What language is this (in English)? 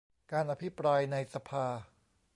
Thai